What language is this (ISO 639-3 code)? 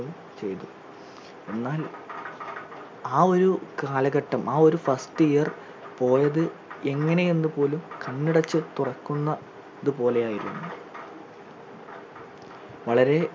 mal